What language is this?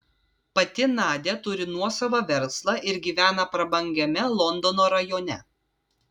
Lithuanian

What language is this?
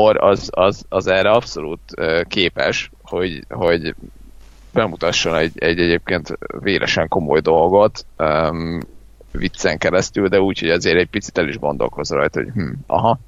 Hungarian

